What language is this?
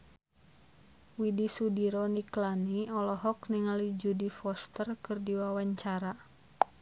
Sundanese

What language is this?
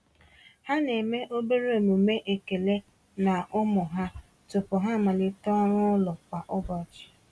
Igbo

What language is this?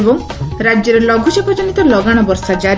Odia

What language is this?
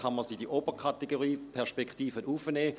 Swiss German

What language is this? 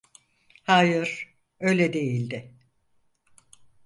Turkish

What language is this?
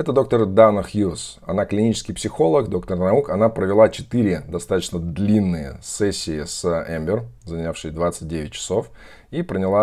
Russian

